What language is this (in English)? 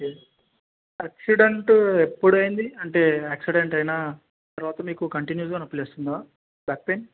Telugu